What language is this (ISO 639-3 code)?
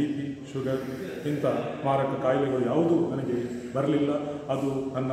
kan